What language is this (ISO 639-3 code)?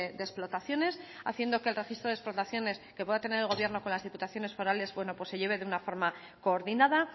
spa